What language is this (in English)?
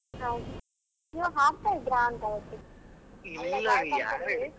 Kannada